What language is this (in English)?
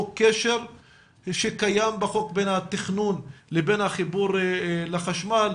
Hebrew